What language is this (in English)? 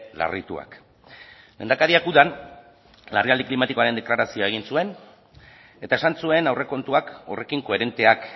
Basque